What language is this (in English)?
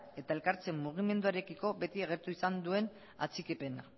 Basque